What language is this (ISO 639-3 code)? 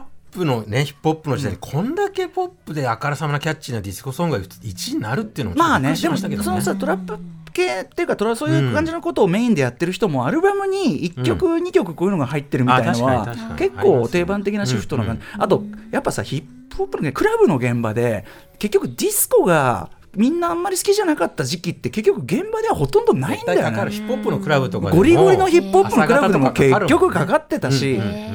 jpn